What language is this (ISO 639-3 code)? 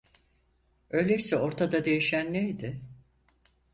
tur